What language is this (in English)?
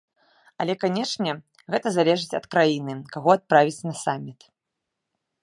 Belarusian